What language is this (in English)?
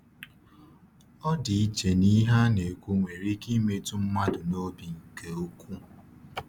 Igbo